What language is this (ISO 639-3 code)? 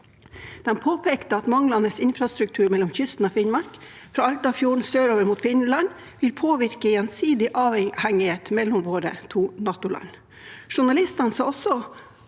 nor